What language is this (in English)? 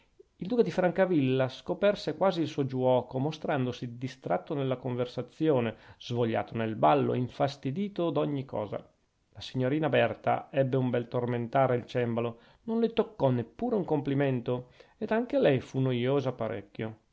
Italian